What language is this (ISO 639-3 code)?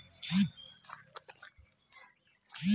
ben